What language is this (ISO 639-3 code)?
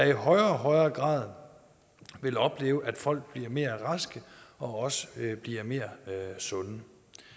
dan